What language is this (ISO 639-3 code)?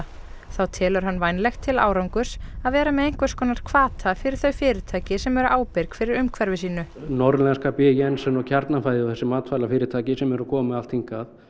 isl